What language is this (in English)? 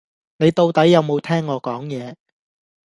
Cantonese